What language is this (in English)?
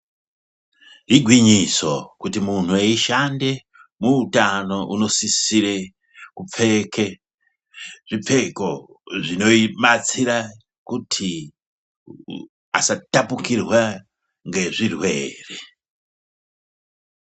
Ndau